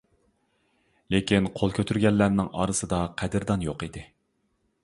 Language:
Uyghur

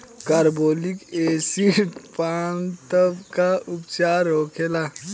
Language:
Bhojpuri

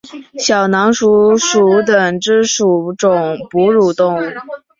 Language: Chinese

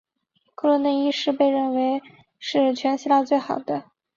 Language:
Chinese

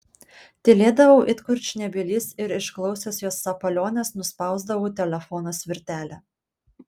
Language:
Lithuanian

